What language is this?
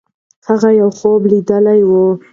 Pashto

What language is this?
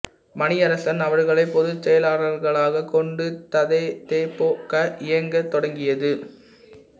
Tamil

